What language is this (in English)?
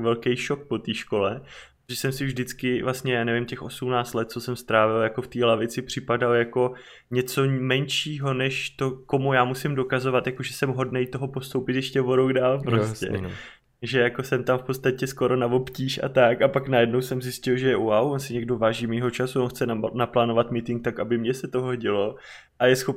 Czech